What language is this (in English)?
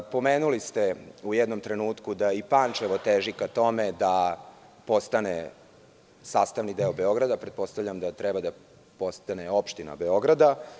Serbian